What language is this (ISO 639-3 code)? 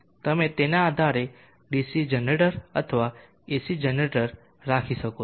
guj